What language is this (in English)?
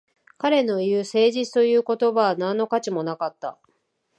Japanese